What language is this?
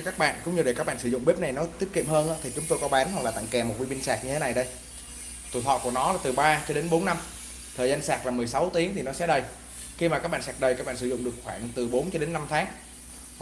Vietnamese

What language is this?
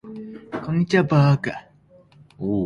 Japanese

